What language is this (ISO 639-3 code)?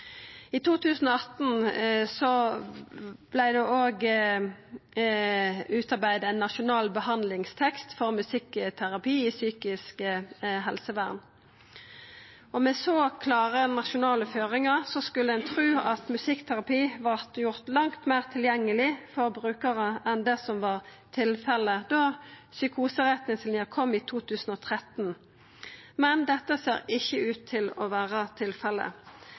nno